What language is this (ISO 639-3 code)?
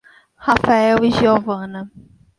por